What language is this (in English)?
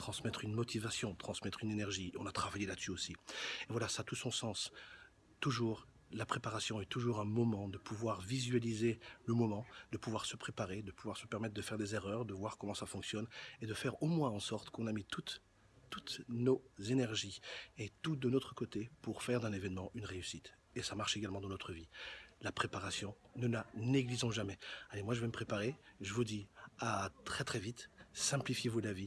French